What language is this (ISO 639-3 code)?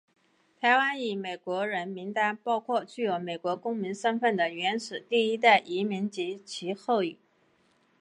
zho